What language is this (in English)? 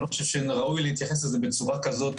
Hebrew